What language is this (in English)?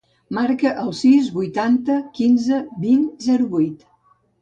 Catalan